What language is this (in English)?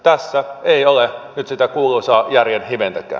Finnish